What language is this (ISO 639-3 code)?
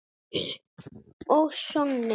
isl